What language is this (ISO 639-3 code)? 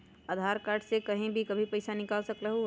mag